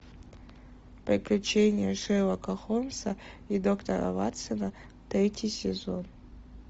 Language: Russian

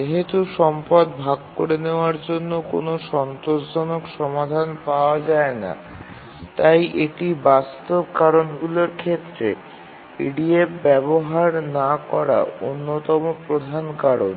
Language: Bangla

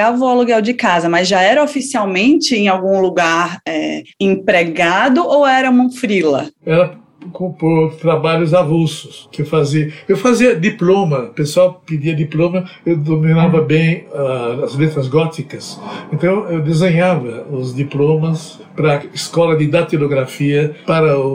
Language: Portuguese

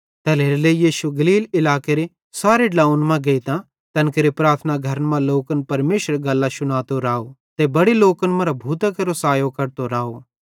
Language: Bhadrawahi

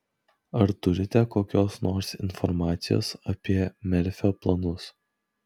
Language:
Lithuanian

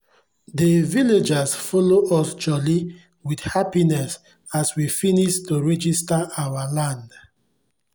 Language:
Nigerian Pidgin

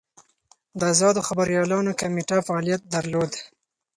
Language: Pashto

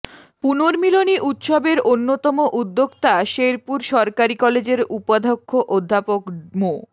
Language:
Bangla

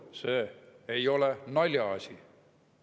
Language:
Estonian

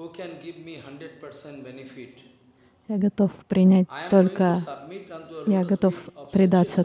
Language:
Russian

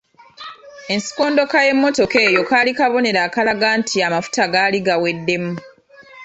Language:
Ganda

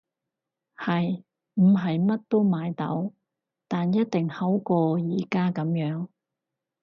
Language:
Cantonese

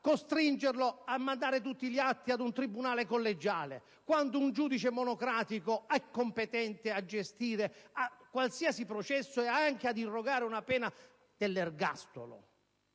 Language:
Italian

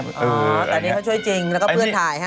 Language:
Thai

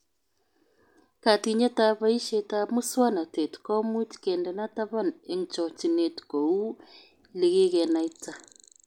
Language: Kalenjin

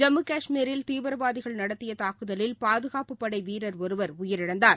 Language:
Tamil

